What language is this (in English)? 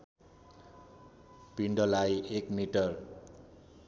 Nepali